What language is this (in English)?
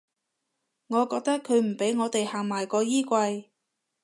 Cantonese